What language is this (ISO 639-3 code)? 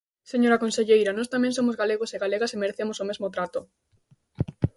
glg